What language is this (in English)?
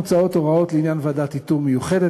Hebrew